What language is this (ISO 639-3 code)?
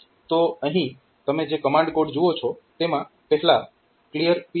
guj